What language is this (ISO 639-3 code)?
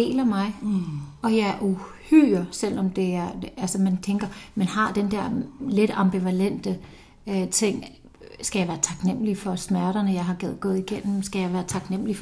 dan